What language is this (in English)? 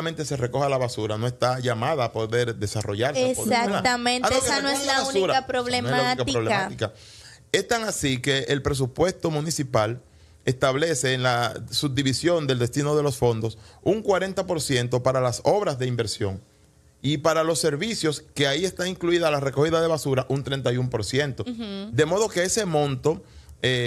Spanish